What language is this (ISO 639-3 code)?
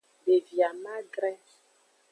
ajg